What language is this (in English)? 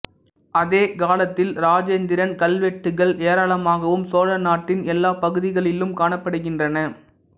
Tamil